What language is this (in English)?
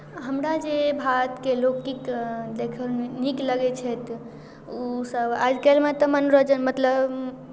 Maithili